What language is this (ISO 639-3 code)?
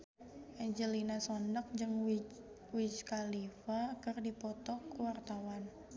sun